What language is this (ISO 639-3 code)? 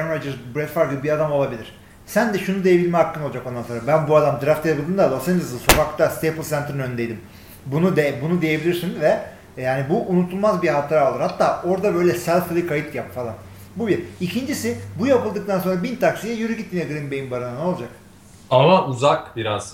tur